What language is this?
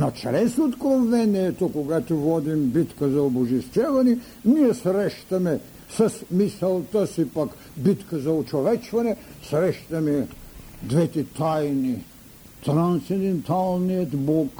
Bulgarian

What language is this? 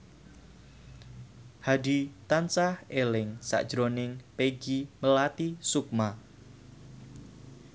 Javanese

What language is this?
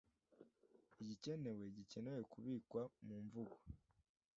Kinyarwanda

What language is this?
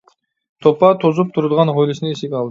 Uyghur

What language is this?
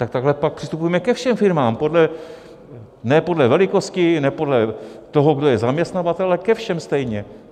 Czech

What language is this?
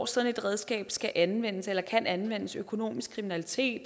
Danish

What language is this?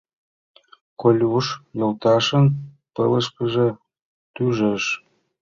Mari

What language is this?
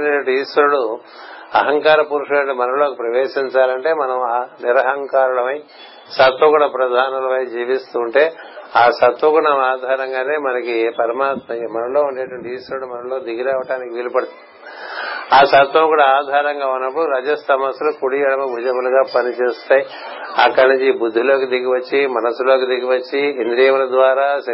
Telugu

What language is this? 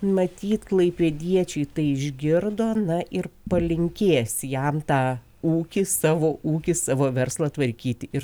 Lithuanian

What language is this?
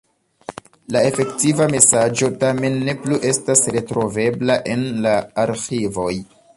Esperanto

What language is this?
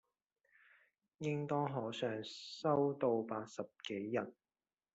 Chinese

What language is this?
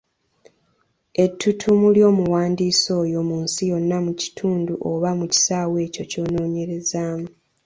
Ganda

